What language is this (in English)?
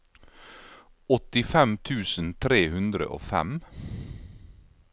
Norwegian